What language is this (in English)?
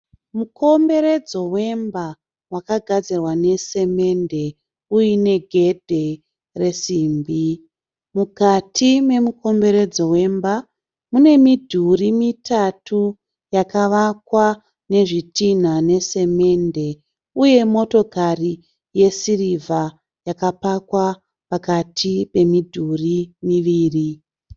Shona